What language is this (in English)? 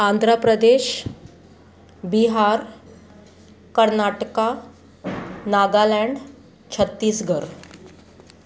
Sindhi